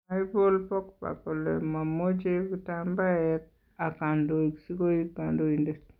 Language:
Kalenjin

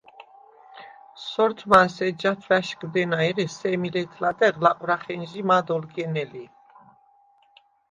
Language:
Svan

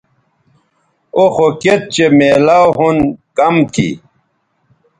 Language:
Bateri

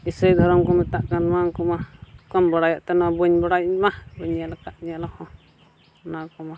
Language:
Santali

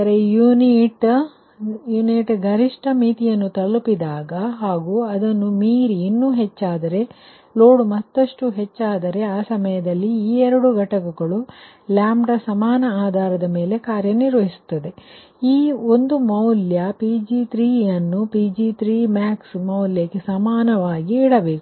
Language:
Kannada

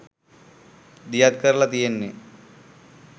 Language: Sinhala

